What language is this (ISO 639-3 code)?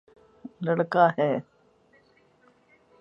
urd